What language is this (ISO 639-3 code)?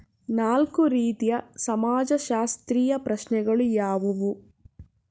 kan